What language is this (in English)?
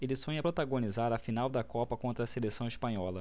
Portuguese